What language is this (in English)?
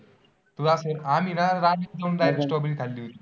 Marathi